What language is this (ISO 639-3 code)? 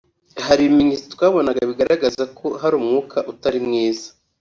kin